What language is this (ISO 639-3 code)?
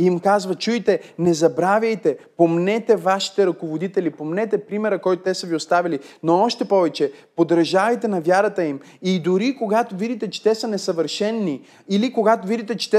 bul